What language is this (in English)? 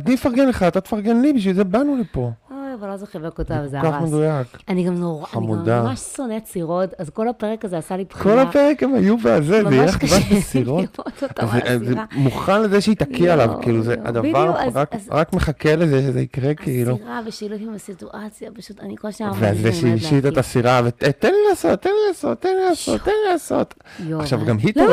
Hebrew